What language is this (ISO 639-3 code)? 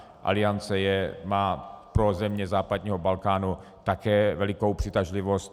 ces